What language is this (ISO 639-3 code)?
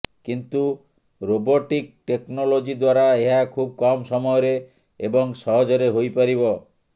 ori